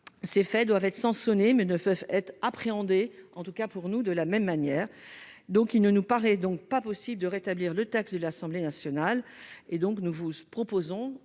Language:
French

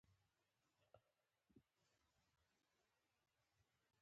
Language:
Pashto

